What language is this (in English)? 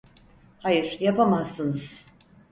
Turkish